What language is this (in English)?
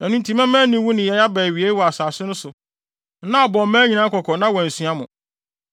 Akan